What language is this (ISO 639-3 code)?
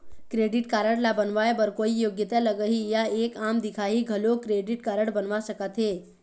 hne